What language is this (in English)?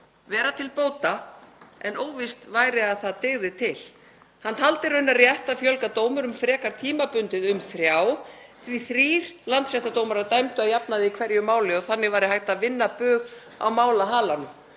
Icelandic